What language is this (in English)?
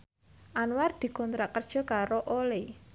Javanese